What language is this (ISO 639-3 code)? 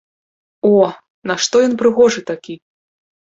bel